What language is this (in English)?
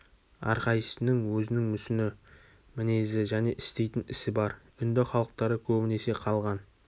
Kazakh